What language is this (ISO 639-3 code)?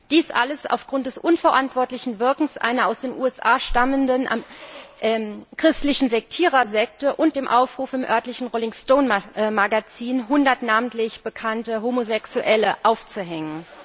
deu